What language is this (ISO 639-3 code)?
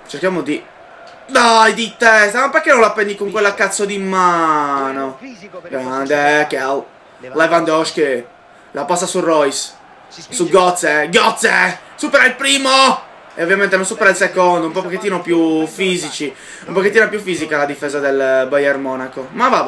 ita